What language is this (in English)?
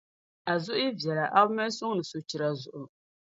Dagbani